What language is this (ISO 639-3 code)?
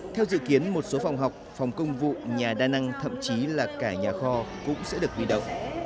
vie